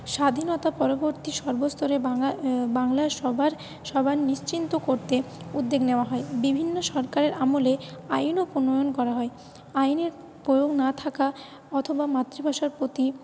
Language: Bangla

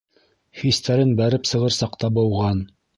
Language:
Bashkir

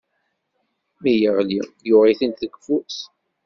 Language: Kabyle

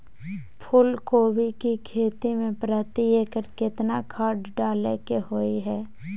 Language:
Maithili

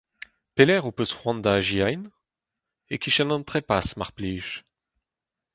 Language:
Breton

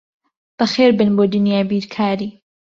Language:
Central Kurdish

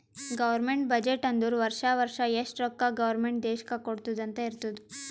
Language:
Kannada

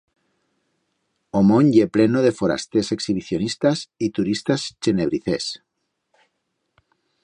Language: Aragonese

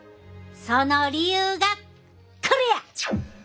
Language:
Japanese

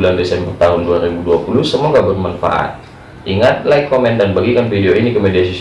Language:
Indonesian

